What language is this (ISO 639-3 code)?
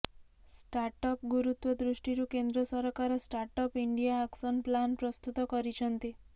ori